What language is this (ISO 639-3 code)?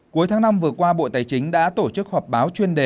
vie